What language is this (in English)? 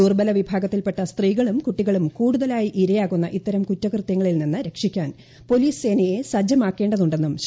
Malayalam